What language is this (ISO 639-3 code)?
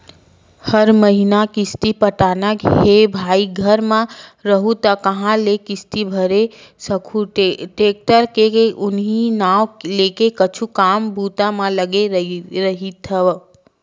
hne